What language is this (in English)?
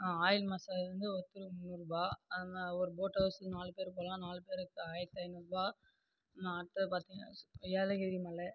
Tamil